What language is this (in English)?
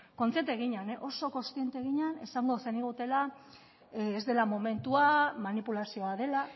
Basque